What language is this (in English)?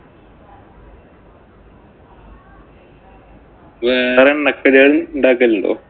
Malayalam